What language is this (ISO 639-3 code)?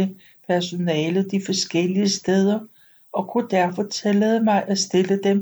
dan